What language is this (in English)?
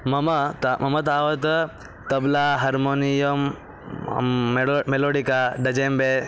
Sanskrit